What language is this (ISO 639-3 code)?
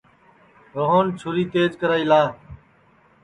ssi